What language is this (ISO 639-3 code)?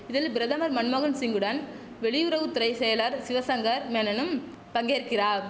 tam